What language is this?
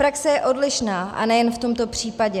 Czech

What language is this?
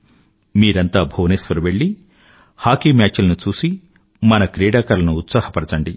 Telugu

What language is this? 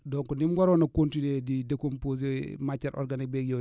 Wolof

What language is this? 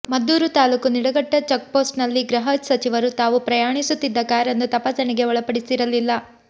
Kannada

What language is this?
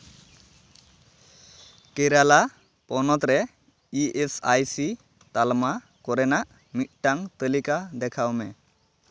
Santali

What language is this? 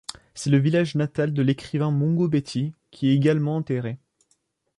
French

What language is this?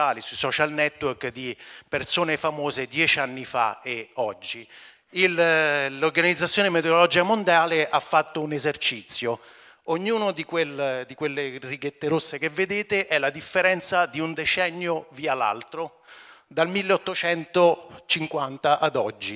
Italian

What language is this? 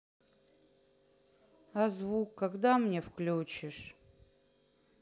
Russian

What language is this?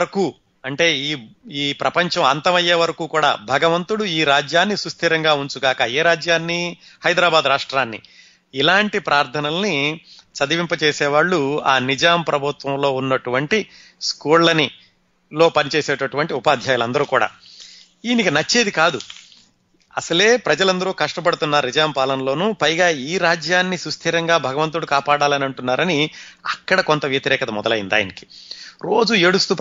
Telugu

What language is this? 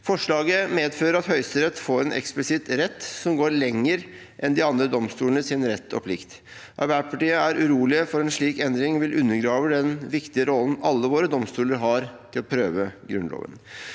Norwegian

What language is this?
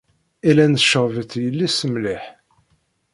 Kabyle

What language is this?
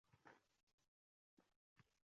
Uzbek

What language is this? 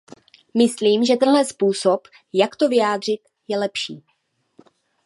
Czech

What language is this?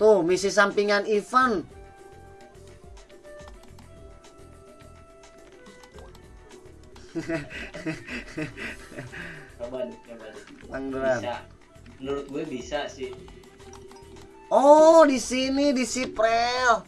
Indonesian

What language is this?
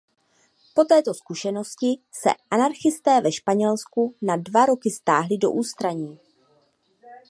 Czech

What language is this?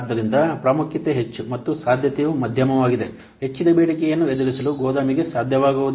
Kannada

